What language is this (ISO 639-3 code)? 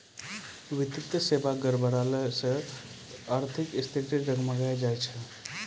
mai